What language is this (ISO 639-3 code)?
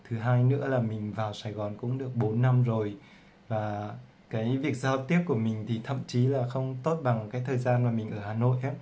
vie